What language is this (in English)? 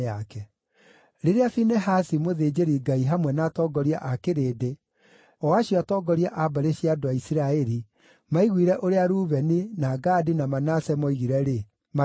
Kikuyu